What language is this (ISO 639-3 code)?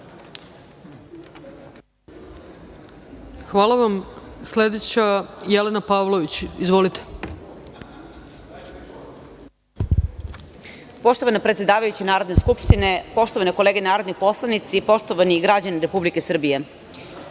srp